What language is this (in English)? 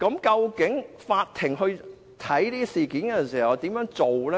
Cantonese